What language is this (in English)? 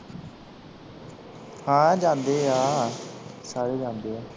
Punjabi